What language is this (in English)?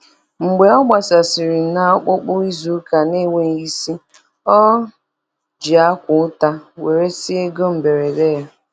Igbo